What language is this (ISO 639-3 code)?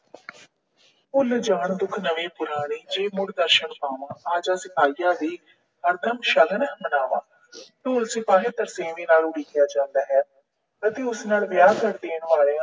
pan